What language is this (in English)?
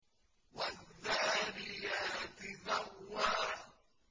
Arabic